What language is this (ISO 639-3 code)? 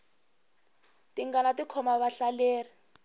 tso